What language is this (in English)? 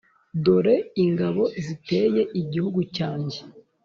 Kinyarwanda